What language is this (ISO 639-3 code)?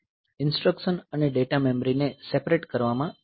guj